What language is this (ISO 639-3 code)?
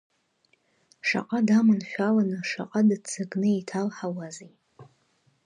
abk